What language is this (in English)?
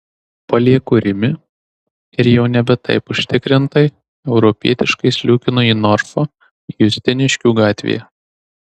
Lithuanian